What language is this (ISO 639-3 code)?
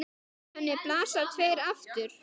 isl